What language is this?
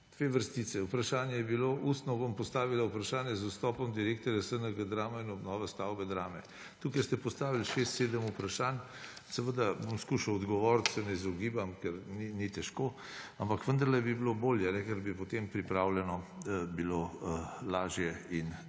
Slovenian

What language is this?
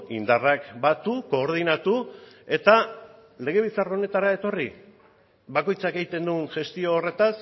Basque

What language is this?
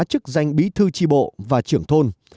Vietnamese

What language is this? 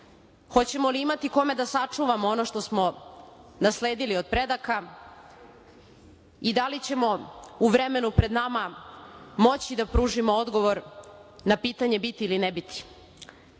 Serbian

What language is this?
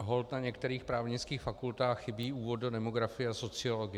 Czech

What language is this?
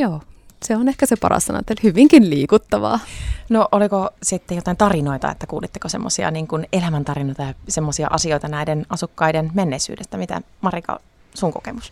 Finnish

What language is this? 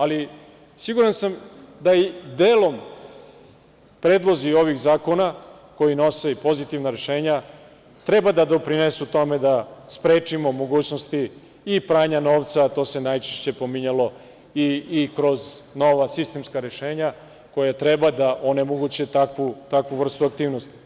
Serbian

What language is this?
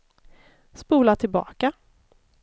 Swedish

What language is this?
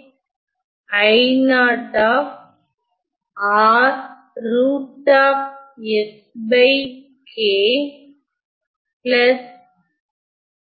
Tamil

